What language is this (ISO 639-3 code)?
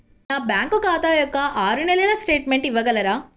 tel